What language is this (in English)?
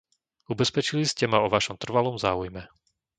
Slovak